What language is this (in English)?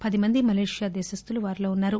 Telugu